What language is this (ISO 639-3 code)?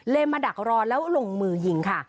tha